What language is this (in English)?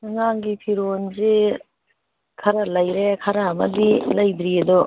Manipuri